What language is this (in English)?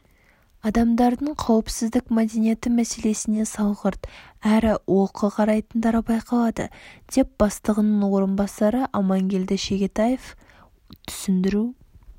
Kazakh